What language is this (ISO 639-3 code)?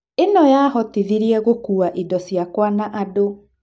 kik